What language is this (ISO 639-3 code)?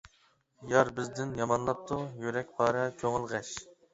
uig